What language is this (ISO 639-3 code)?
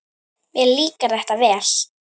isl